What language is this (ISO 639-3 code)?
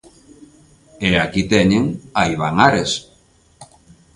glg